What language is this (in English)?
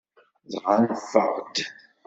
Kabyle